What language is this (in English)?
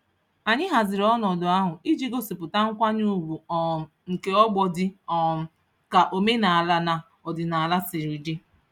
Igbo